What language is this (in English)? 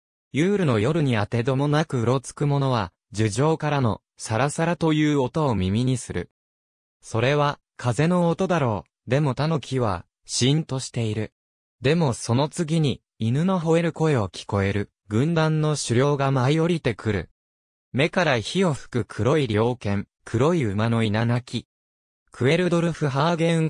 Japanese